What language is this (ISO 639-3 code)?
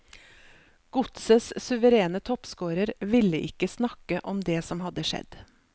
nor